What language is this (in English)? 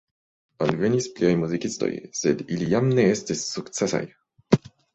Esperanto